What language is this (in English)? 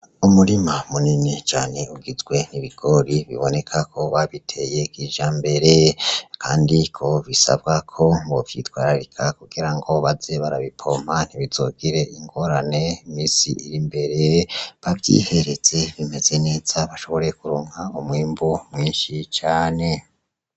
Rundi